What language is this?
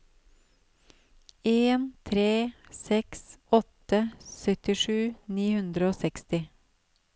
Norwegian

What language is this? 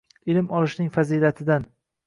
Uzbek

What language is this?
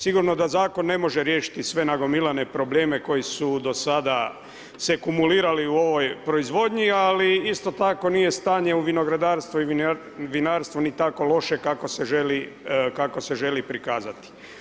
Croatian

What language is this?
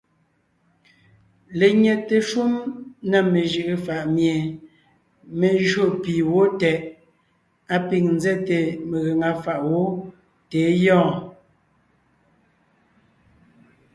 Ngiemboon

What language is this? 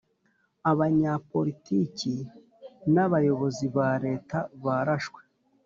Kinyarwanda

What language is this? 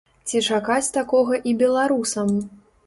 Belarusian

